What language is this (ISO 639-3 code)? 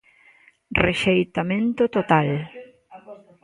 glg